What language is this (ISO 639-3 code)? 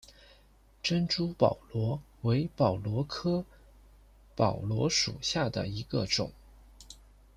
zho